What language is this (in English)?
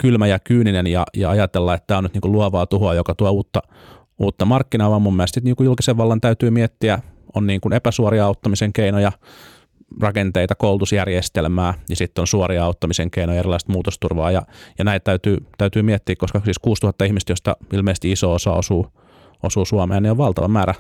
Finnish